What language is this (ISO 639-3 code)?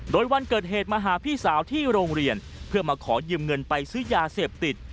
tha